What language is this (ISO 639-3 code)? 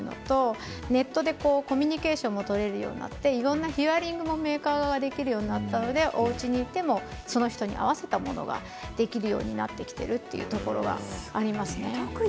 jpn